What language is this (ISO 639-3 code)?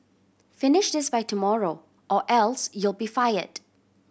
eng